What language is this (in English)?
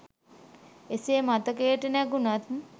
Sinhala